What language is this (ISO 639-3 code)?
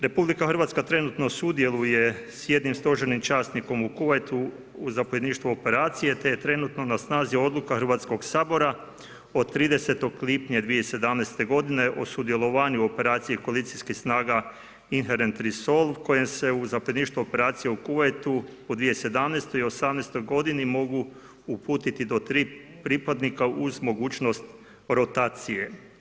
hrv